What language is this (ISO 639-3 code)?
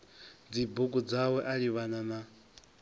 ven